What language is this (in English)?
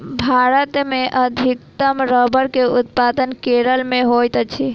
Maithili